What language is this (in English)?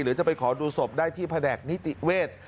Thai